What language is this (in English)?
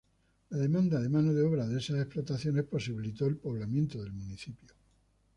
Spanish